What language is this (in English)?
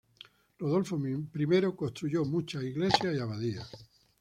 Spanish